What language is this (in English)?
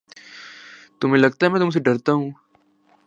Urdu